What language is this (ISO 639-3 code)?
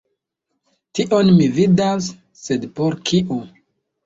epo